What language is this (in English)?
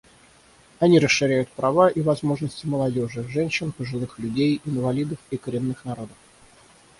Russian